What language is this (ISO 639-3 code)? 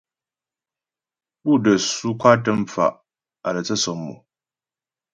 bbj